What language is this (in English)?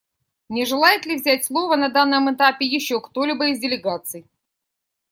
Russian